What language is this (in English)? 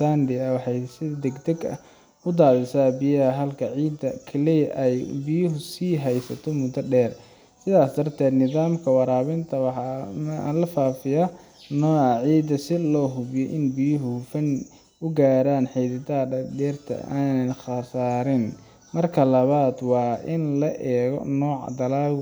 Somali